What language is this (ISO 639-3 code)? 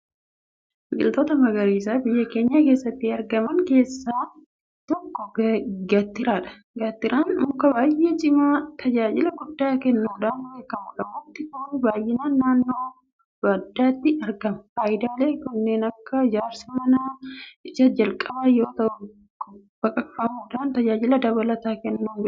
orm